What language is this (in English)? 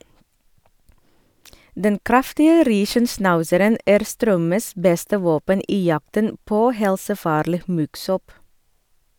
Norwegian